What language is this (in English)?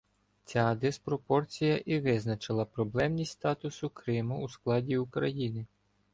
Ukrainian